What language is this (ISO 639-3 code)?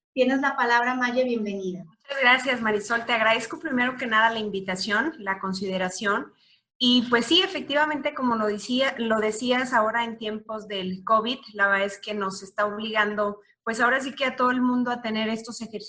spa